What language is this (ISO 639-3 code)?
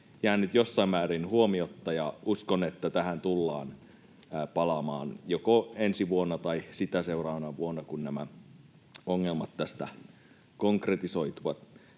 fin